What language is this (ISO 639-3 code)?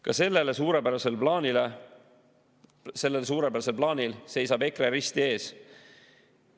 est